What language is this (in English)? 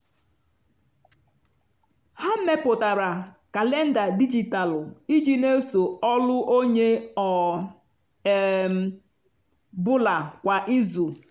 Igbo